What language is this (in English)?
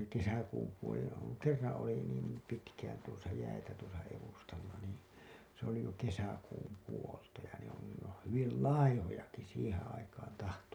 Finnish